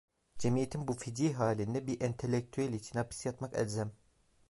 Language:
Turkish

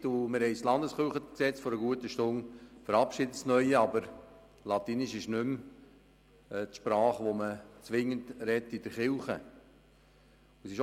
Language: Swiss German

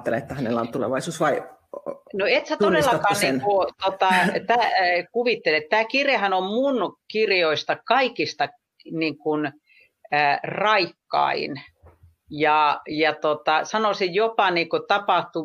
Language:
Finnish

